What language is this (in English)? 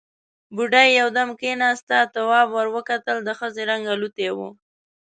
Pashto